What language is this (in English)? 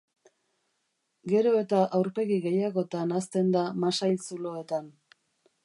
Basque